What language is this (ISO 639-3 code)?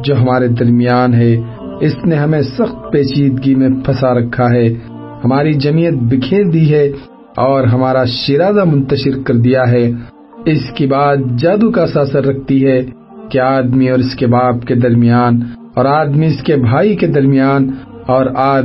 urd